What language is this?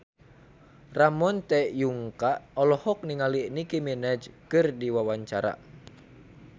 Sundanese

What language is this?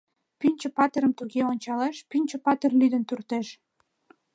Mari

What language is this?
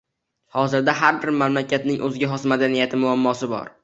Uzbek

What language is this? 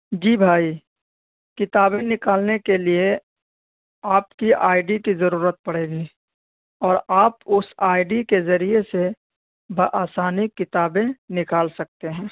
Urdu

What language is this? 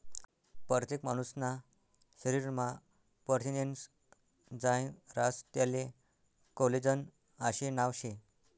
Marathi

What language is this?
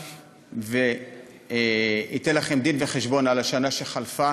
Hebrew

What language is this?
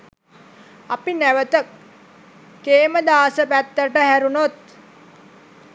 Sinhala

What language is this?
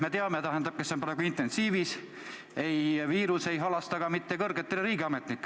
Estonian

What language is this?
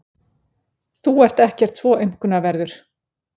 Icelandic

